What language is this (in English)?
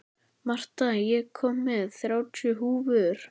Icelandic